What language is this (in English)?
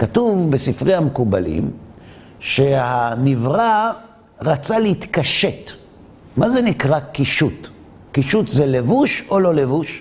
Hebrew